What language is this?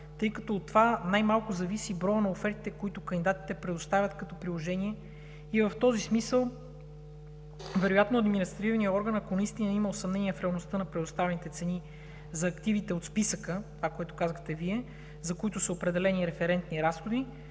Bulgarian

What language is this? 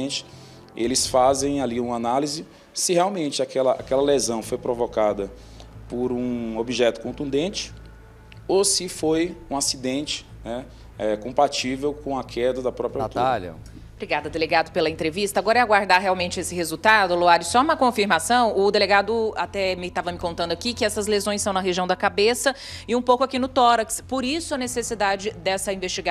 Portuguese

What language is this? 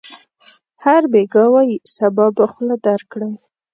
Pashto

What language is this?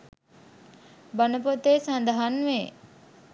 Sinhala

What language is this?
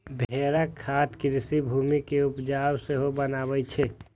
Maithili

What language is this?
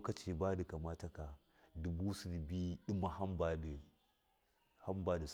Miya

